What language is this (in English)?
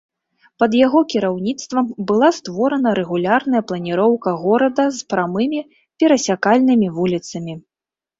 Belarusian